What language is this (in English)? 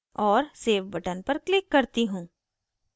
Hindi